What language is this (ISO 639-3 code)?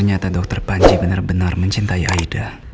ind